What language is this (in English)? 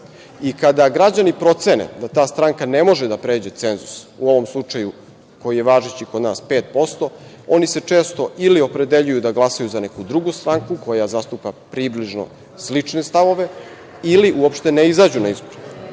Serbian